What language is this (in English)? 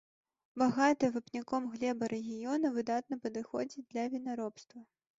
Belarusian